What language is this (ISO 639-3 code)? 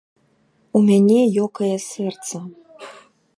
bel